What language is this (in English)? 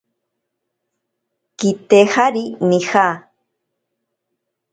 Ashéninka Perené